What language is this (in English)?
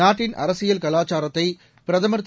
Tamil